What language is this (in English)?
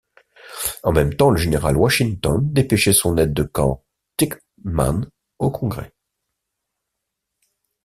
French